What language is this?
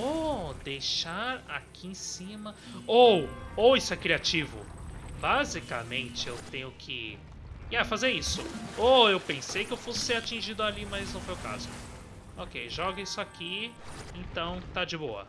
Portuguese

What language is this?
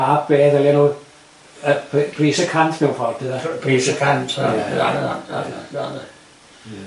Welsh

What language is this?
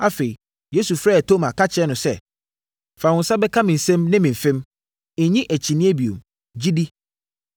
Akan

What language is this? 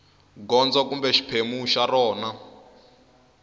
Tsonga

